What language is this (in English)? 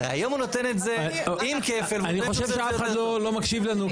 Hebrew